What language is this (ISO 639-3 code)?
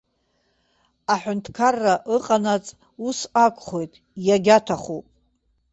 abk